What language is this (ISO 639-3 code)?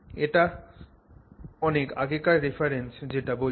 ben